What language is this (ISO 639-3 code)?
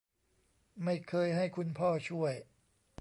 tha